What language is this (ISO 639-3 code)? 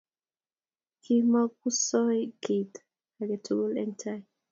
kln